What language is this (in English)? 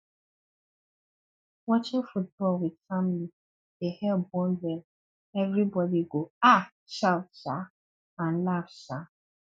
Nigerian Pidgin